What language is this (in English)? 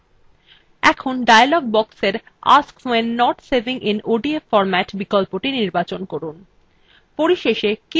Bangla